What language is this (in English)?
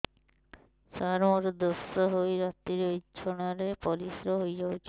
Odia